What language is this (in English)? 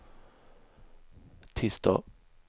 Swedish